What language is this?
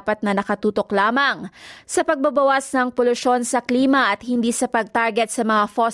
Filipino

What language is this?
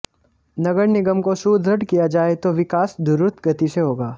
Hindi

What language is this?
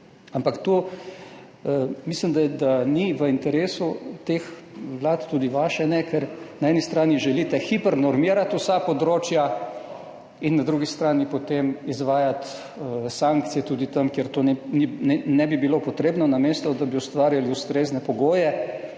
Slovenian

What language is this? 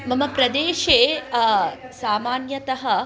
Sanskrit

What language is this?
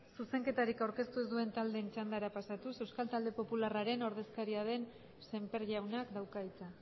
Basque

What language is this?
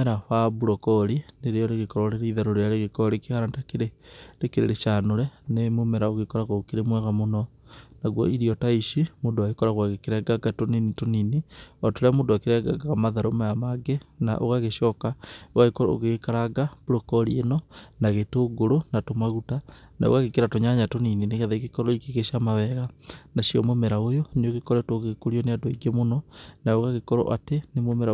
Kikuyu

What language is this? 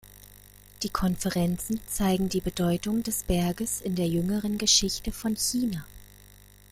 German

